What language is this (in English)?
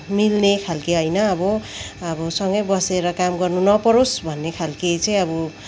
Nepali